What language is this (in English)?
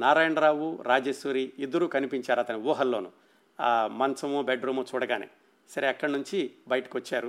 Telugu